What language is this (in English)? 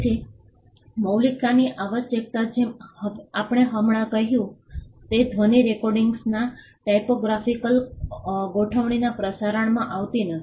Gujarati